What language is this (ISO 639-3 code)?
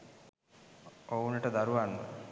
sin